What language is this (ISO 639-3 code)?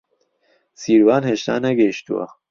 ckb